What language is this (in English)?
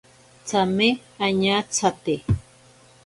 Ashéninka Perené